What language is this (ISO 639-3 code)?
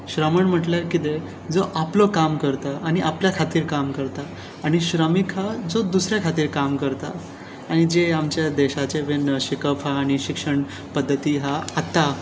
kok